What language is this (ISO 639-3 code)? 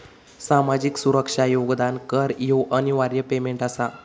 mar